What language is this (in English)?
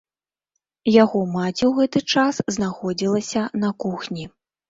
Belarusian